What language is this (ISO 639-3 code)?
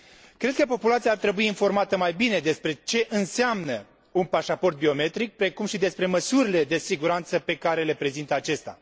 ron